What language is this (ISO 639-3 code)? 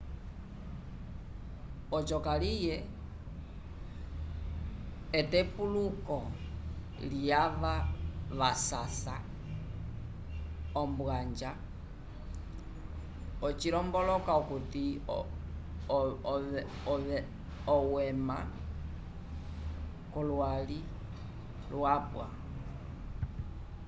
umb